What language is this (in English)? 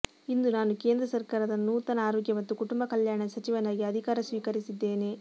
Kannada